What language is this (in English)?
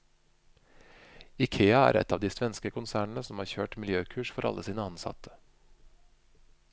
Norwegian